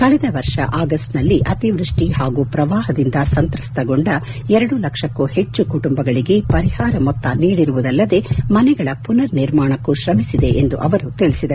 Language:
Kannada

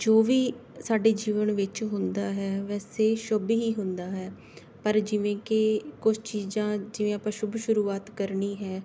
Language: Punjabi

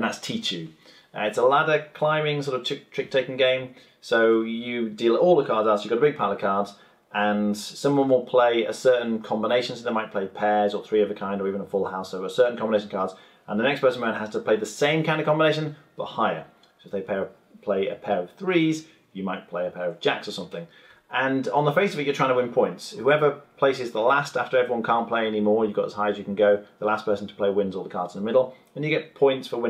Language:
English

